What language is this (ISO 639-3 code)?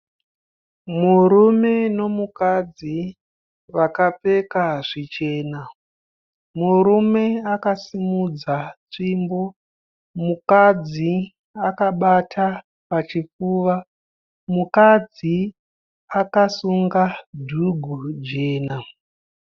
sna